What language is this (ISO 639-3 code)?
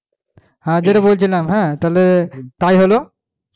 ben